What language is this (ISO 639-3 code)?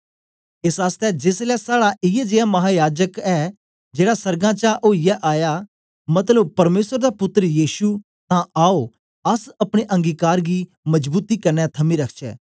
doi